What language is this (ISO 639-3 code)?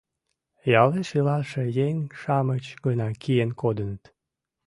chm